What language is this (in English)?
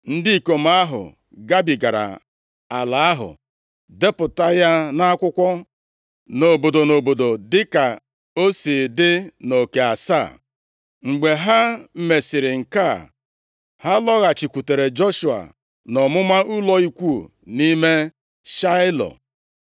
Igbo